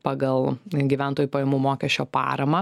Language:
Lithuanian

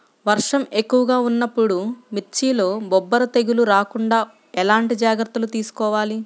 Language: Telugu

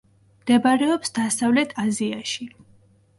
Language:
Georgian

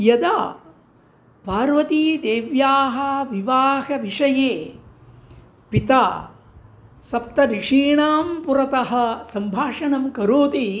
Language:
Sanskrit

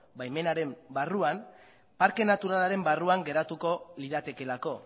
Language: Basque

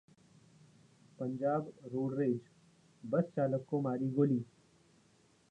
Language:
Hindi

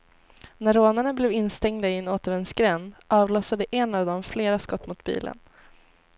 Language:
Swedish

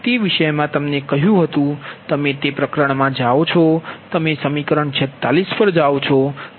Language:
Gujarati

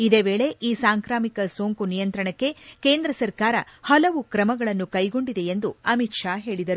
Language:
Kannada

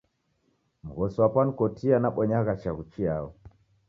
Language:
Taita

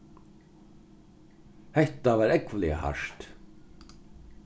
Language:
Faroese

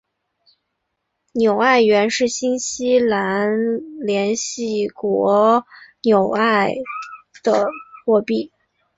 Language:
Chinese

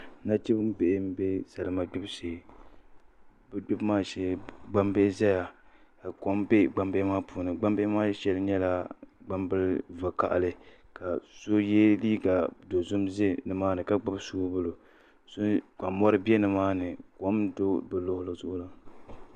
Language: Dagbani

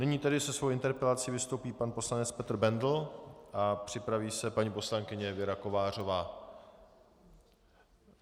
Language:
Czech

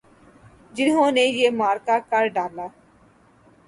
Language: Urdu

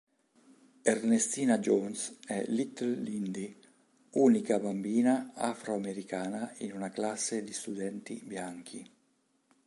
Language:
Italian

